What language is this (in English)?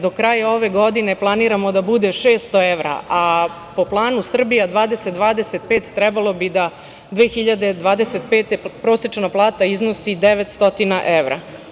Serbian